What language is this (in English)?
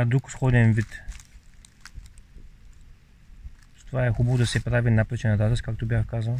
Bulgarian